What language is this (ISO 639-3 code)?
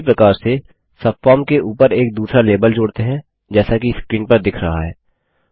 hin